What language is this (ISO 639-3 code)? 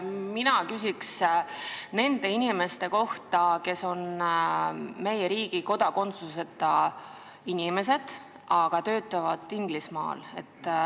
est